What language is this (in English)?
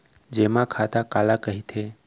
Chhattisgarhi